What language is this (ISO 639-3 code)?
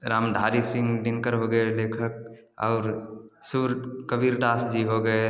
hin